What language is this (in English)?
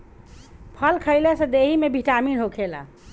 Bhojpuri